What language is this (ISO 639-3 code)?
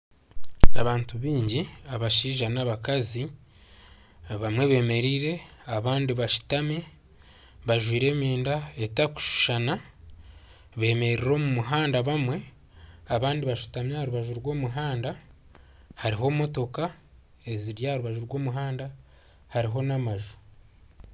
nyn